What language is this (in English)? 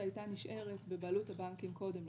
Hebrew